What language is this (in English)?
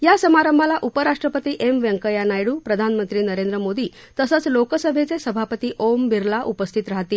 Marathi